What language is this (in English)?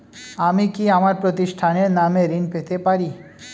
Bangla